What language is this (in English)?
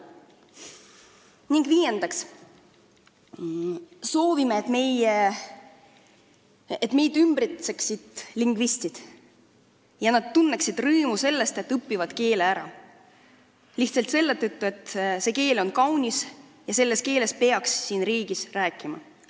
Estonian